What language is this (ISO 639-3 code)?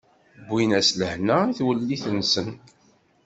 kab